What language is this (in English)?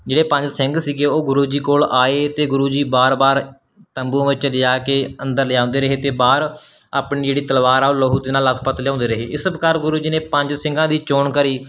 Punjabi